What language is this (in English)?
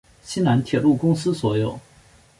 Chinese